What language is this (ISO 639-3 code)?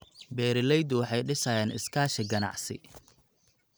som